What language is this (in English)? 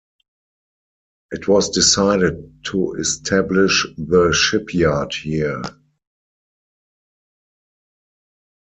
English